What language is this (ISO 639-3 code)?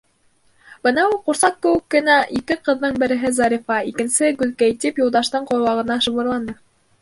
bak